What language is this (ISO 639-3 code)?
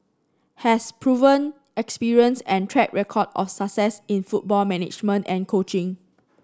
eng